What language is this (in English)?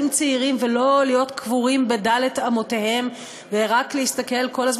Hebrew